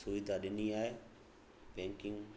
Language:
Sindhi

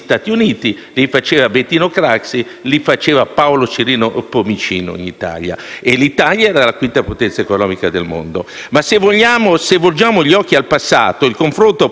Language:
Italian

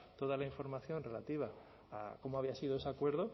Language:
Spanish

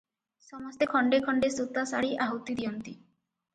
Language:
Odia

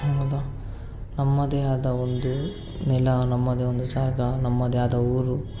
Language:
Kannada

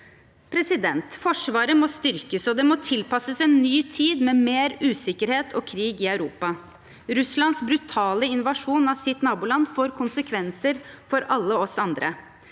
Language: Norwegian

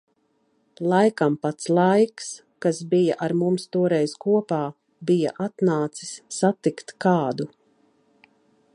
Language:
Latvian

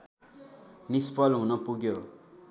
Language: Nepali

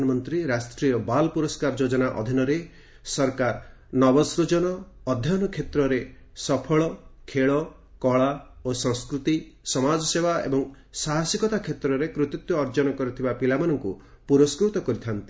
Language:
Odia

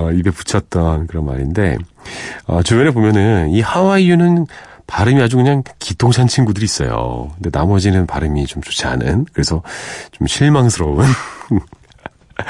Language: Korean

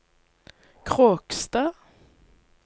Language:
Norwegian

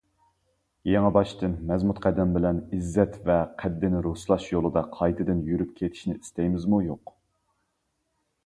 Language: Uyghur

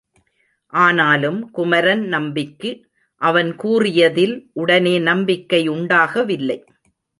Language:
Tamil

